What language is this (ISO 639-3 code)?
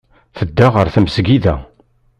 kab